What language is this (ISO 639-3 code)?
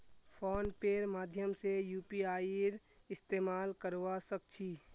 mag